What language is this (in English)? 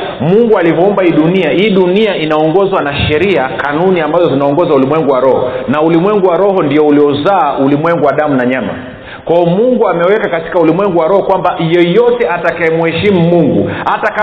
Swahili